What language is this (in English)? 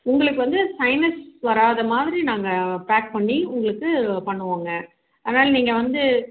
Tamil